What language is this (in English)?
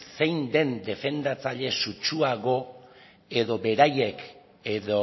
Basque